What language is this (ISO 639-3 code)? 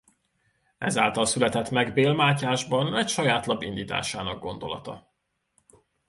hun